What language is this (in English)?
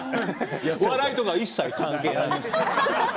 Japanese